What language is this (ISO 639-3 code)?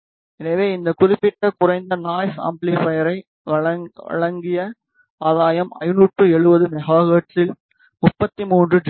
tam